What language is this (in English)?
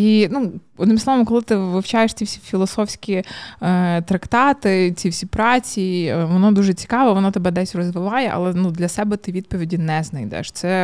Ukrainian